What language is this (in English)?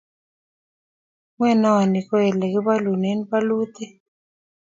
Kalenjin